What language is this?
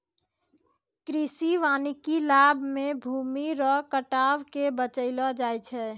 Maithili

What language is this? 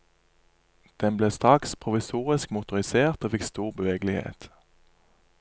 Norwegian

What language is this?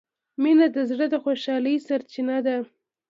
Pashto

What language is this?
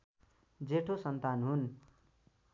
Nepali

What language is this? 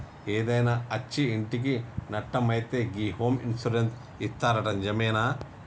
Telugu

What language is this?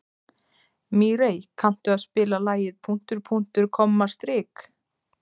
Icelandic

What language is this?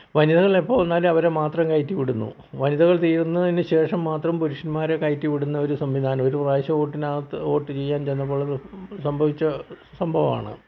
Malayalam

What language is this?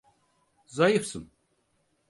Turkish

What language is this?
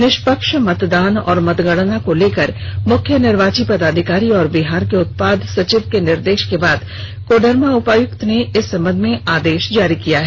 Hindi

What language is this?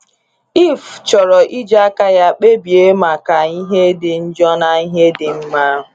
Igbo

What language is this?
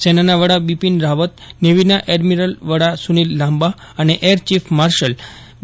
Gujarati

